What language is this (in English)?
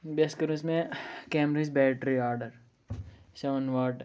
Kashmiri